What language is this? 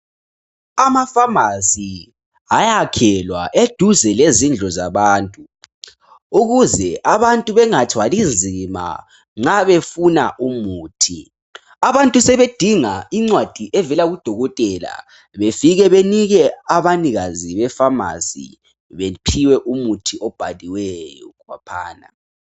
North Ndebele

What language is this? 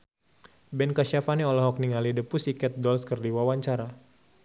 Sundanese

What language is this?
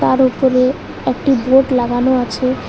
Bangla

